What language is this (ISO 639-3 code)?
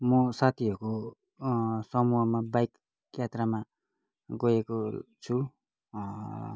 nep